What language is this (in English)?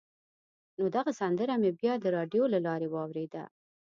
Pashto